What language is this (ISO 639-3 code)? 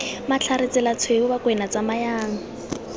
tsn